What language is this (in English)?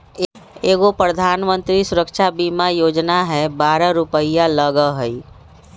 Magahi